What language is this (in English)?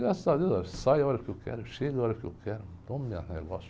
Portuguese